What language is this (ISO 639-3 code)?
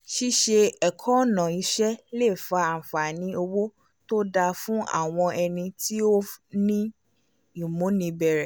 yor